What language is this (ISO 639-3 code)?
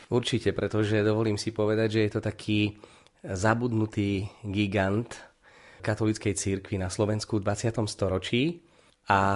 slk